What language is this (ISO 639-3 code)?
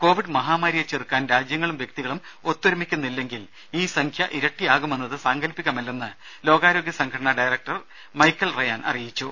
mal